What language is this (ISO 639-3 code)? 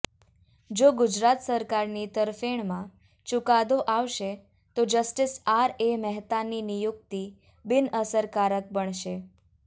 guj